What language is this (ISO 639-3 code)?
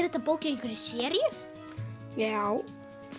isl